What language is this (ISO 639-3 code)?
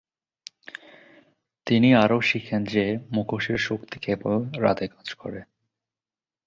ben